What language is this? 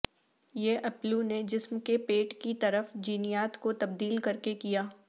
Urdu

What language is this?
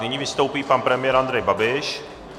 Czech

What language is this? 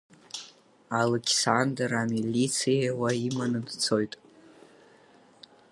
Abkhazian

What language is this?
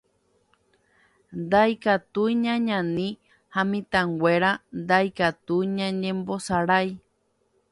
Guarani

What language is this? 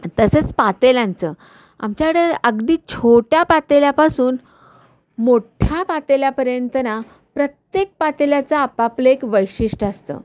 Marathi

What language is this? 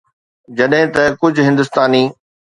Sindhi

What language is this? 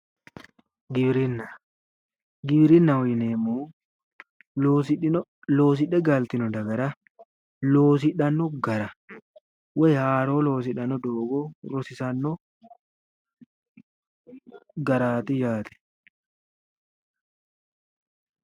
Sidamo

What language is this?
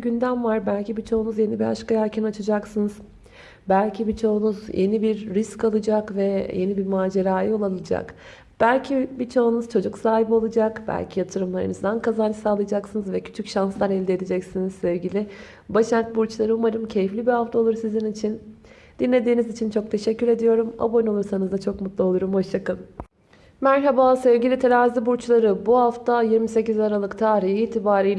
Turkish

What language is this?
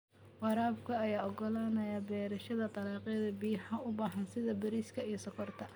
Somali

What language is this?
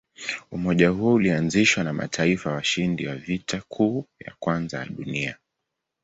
Swahili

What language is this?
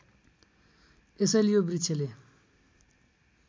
Nepali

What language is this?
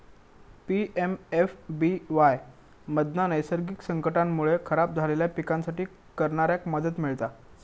Marathi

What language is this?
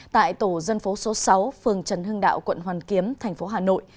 Vietnamese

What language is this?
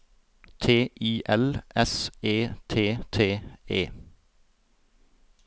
Norwegian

